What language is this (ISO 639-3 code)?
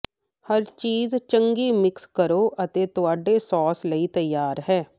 pan